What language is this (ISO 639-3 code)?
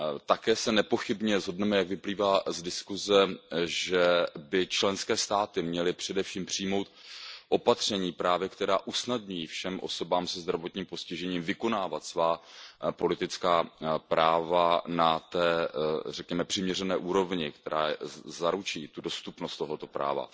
ces